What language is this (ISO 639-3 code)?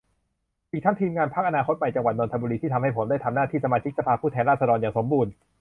tha